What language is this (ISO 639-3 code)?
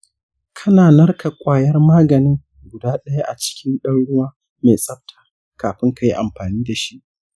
hau